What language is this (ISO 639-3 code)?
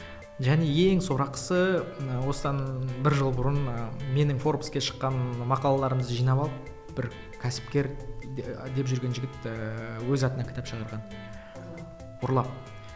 kaz